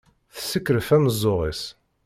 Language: Kabyle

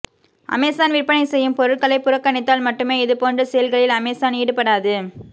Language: Tamil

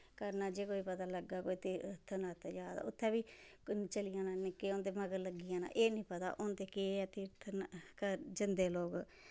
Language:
Dogri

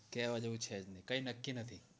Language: Gujarati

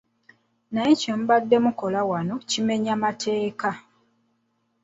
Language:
Ganda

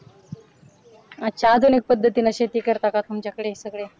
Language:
Marathi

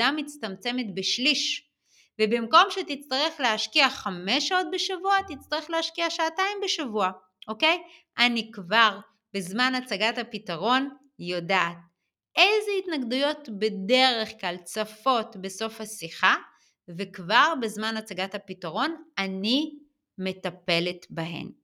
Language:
Hebrew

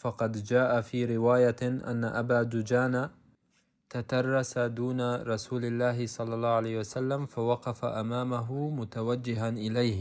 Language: Arabic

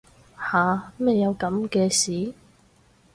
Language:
Cantonese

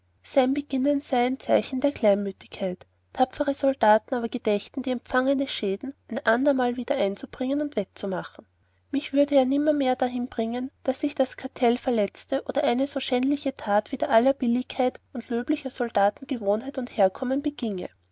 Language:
German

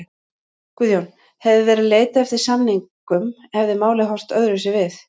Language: Icelandic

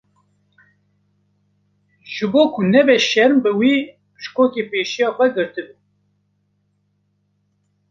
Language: Kurdish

